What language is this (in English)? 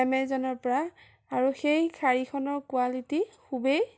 Assamese